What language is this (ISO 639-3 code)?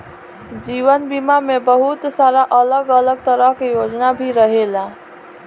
bho